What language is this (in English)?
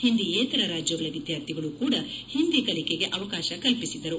Kannada